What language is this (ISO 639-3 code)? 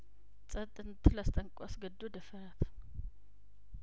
amh